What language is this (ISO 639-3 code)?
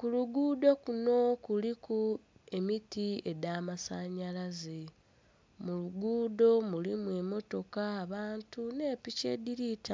xog